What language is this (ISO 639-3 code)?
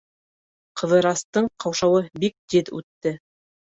bak